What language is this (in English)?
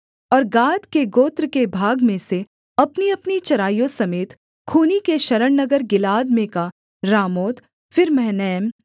Hindi